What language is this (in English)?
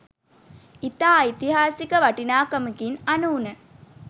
Sinhala